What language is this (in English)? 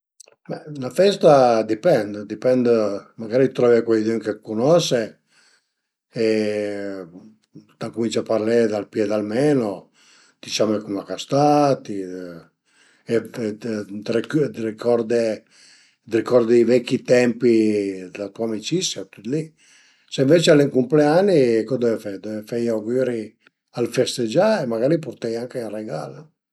Piedmontese